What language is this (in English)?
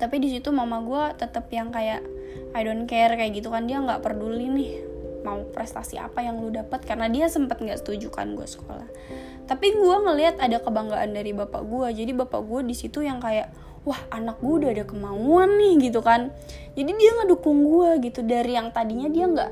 Indonesian